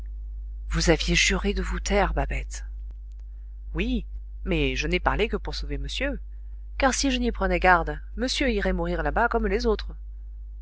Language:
French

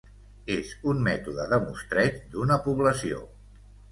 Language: Catalan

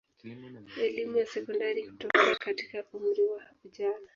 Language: Swahili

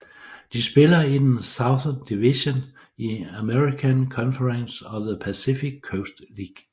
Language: Danish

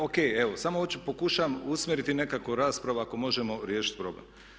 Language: Croatian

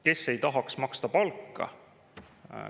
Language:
Estonian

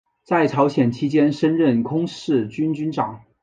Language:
Chinese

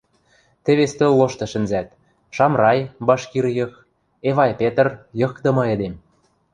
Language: Western Mari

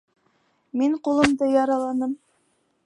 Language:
Bashkir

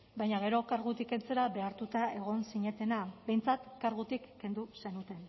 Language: Basque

